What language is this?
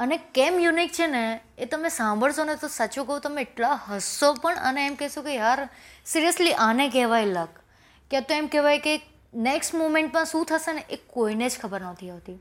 Gujarati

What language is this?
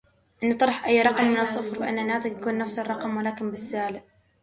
Arabic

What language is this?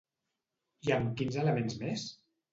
Catalan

